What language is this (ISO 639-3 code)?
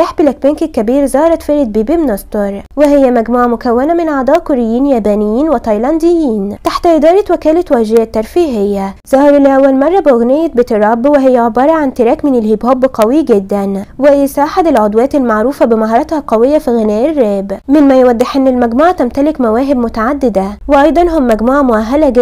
ara